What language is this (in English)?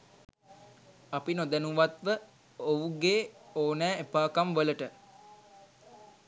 Sinhala